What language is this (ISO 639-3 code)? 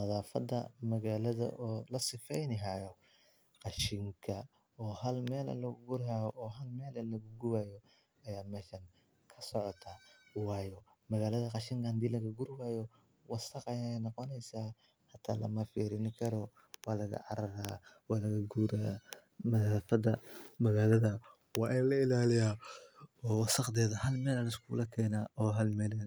som